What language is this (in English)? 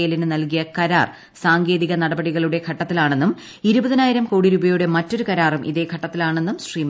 Malayalam